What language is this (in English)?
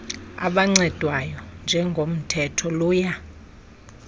Xhosa